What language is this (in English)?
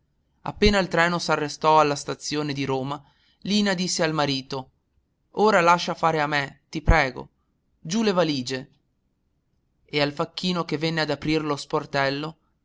Italian